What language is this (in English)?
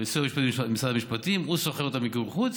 Hebrew